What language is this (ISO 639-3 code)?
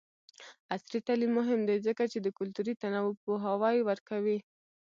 pus